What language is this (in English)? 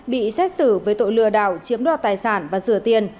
Vietnamese